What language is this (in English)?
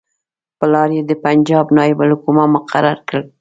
Pashto